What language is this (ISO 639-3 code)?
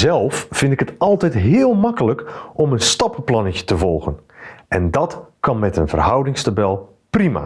nld